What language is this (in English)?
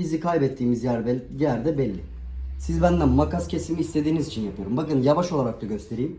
Turkish